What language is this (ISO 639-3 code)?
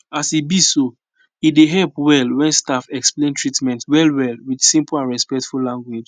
pcm